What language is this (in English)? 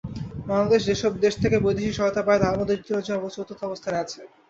Bangla